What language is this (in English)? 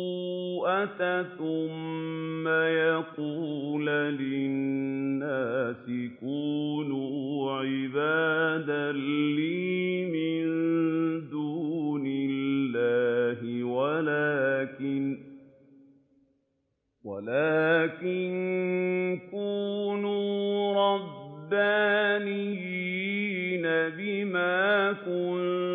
Arabic